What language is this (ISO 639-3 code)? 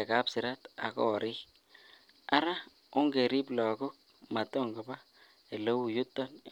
kln